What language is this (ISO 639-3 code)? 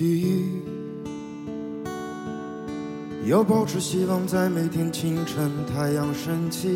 zho